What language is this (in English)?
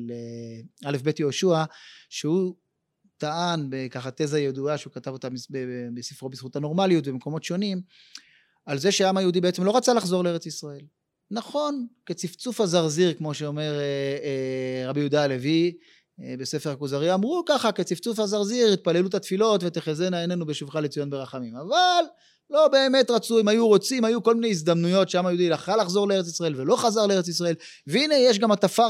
Hebrew